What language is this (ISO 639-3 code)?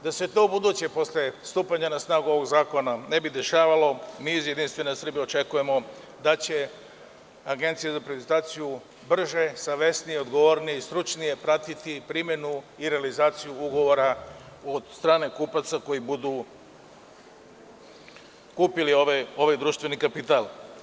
srp